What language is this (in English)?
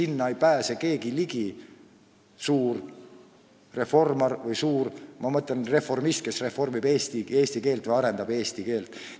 Estonian